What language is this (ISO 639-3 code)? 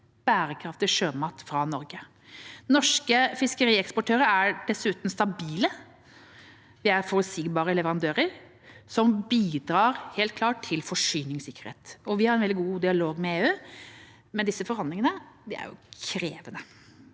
nor